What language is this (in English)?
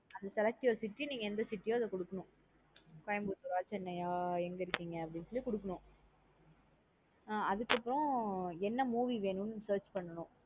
Tamil